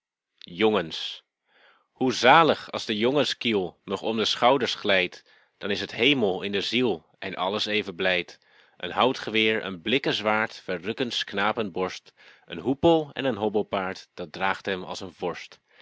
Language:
Dutch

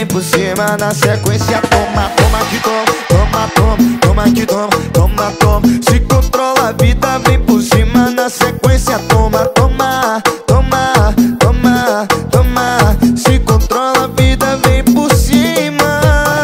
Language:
Portuguese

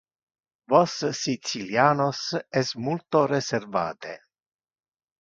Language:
Interlingua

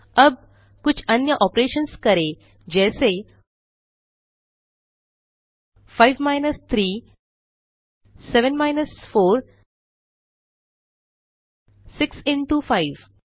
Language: Hindi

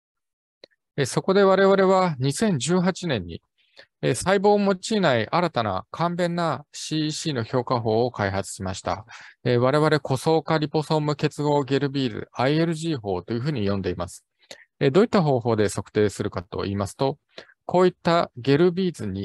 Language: Japanese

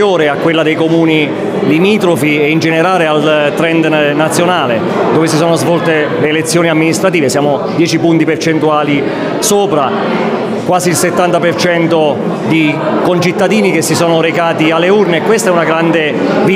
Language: Italian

